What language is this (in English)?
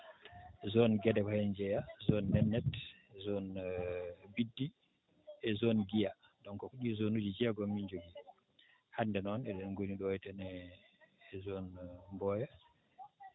Fula